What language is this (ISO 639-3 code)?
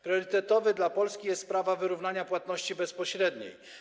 pol